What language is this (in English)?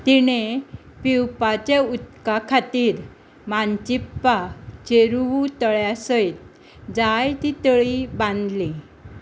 Konkani